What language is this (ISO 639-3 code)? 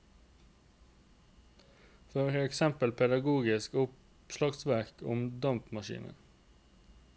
nor